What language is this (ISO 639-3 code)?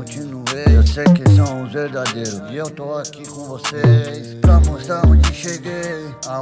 por